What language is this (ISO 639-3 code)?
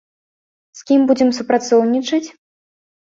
bel